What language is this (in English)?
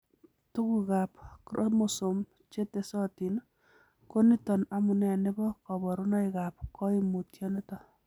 Kalenjin